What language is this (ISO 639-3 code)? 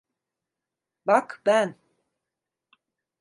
tur